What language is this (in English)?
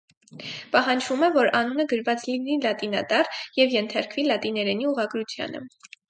Armenian